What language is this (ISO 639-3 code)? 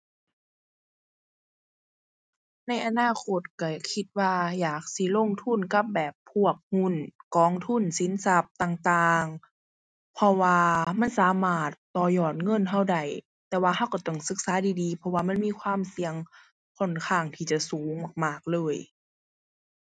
tha